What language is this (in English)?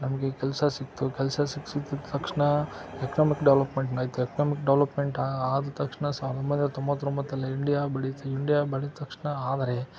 Kannada